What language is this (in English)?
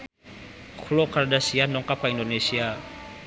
Sundanese